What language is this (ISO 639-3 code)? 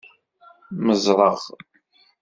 kab